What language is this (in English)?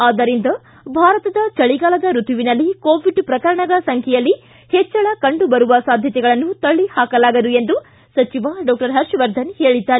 Kannada